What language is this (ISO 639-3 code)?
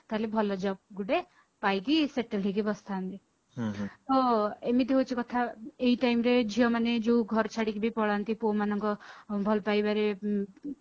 ori